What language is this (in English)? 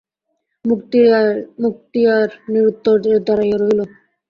Bangla